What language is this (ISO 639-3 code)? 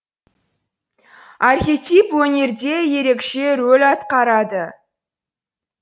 kaz